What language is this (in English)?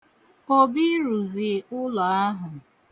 Igbo